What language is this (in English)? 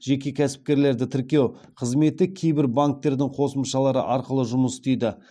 Kazakh